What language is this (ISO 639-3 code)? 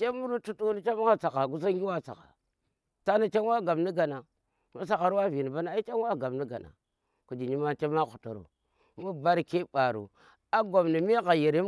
ttr